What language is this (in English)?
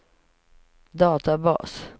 Swedish